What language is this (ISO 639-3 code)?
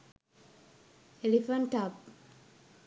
sin